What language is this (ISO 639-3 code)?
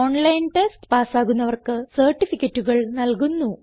mal